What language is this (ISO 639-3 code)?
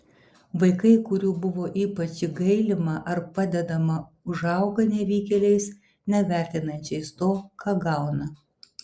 lit